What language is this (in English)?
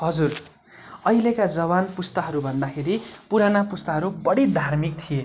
Nepali